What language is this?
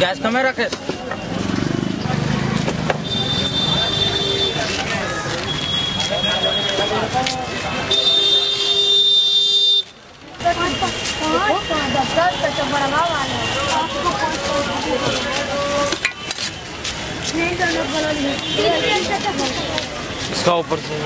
Arabic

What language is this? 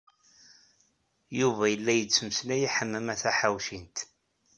Kabyle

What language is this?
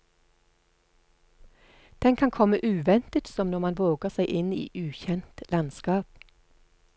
Norwegian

